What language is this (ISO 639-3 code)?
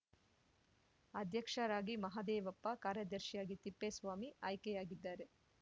kan